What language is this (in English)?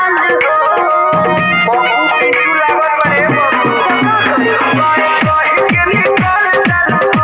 Maithili